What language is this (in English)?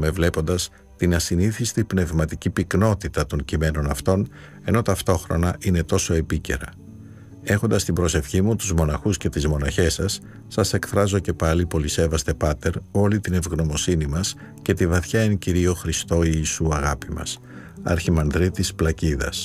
Greek